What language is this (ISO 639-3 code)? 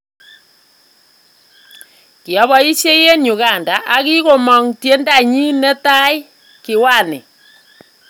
kln